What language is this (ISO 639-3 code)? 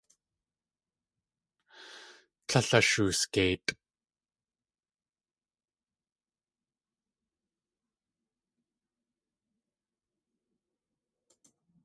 tli